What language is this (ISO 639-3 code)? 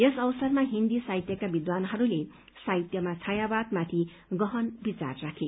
nep